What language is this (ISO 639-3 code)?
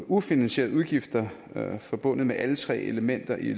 dan